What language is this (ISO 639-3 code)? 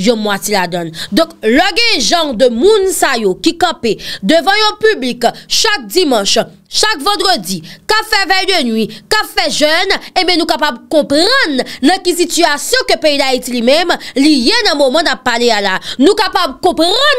fra